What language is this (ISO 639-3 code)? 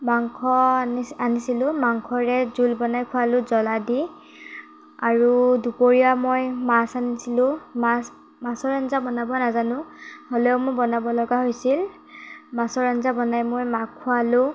asm